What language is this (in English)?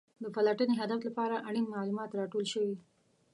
Pashto